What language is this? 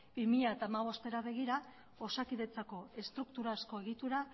Basque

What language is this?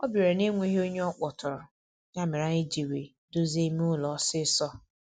Igbo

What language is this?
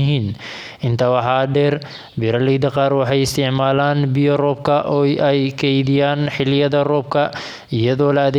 Somali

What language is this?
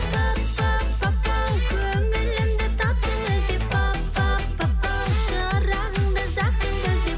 Kazakh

